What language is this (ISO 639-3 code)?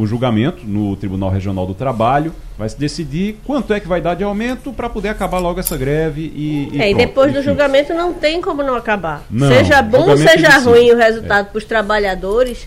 por